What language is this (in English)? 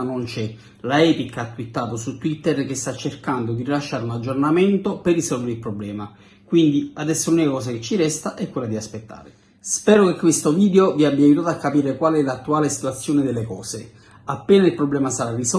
Italian